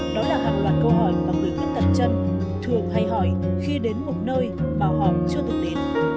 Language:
Vietnamese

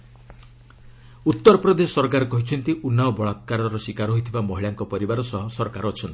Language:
Odia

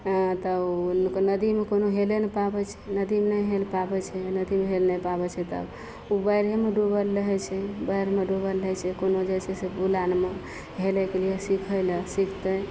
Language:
Maithili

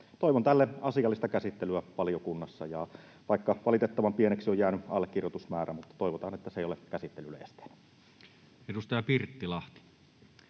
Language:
Finnish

